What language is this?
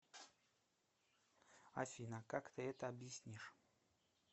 Russian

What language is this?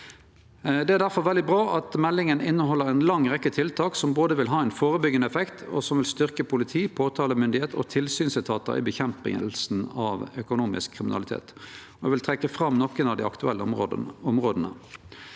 Norwegian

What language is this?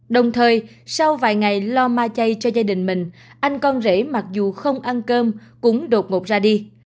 Vietnamese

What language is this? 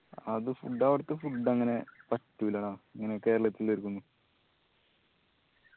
Malayalam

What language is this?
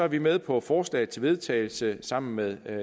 Danish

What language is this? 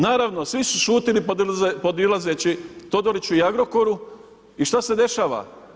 Croatian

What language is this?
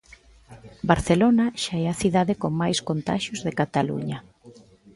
Galician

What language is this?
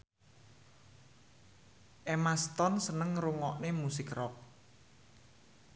Javanese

